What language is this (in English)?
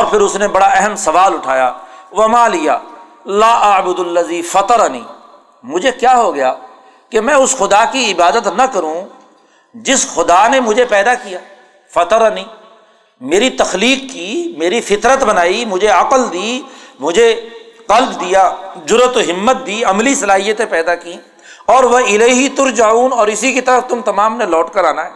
Urdu